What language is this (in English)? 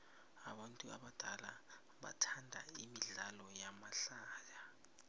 South Ndebele